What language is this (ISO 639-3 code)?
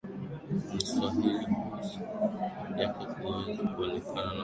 swa